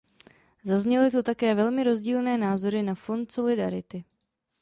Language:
Czech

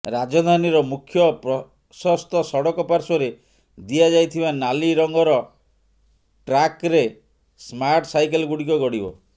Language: Odia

